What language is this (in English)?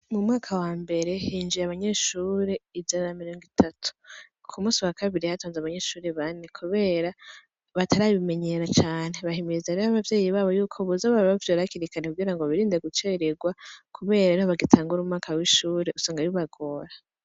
Rundi